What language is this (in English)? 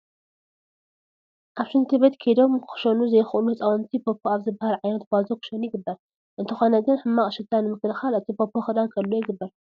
Tigrinya